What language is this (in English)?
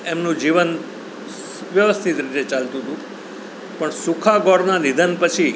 Gujarati